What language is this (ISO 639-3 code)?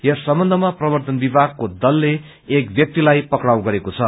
nep